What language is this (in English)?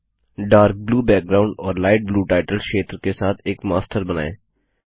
Hindi